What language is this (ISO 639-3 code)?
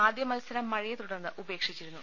mal